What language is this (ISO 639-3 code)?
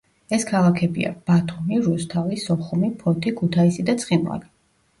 kat